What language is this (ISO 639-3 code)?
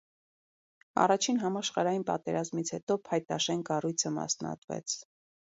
hye